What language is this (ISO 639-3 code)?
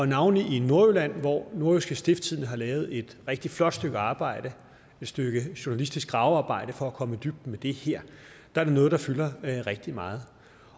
dan